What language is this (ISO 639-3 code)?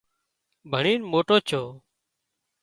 kxp